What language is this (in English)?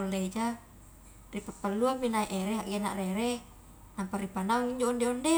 Highland Konjo